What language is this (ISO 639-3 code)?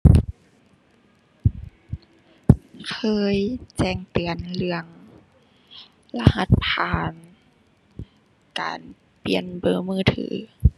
tha